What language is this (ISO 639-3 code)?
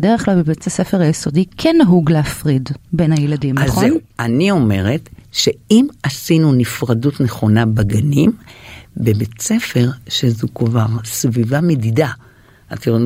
heb